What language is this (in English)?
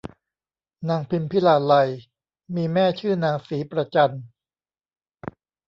Thai